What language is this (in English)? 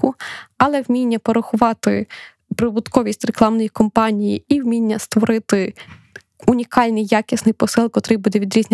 Ukrainian